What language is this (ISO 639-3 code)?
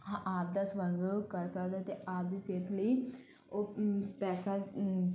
pan